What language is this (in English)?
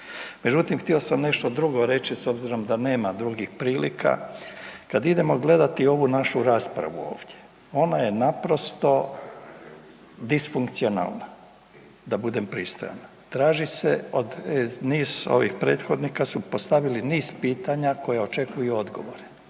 Croatian